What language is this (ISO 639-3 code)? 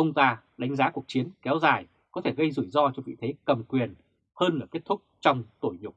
vie